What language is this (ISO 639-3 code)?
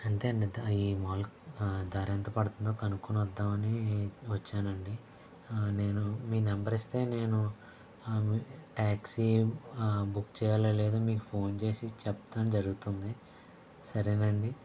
tel